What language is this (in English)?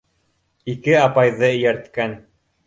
Bashkir